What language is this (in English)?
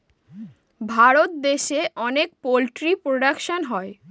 Bangla